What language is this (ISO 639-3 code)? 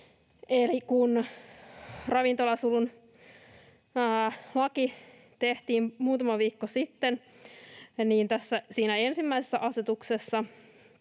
fin